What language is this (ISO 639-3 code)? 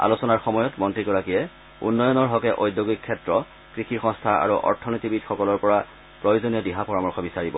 asm